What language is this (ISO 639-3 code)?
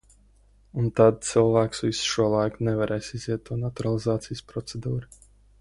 lav